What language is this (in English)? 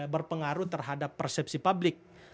Indonesian